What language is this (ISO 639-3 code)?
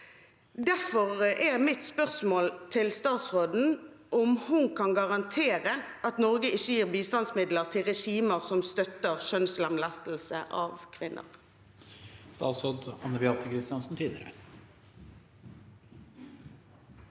nor